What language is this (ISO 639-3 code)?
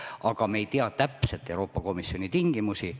est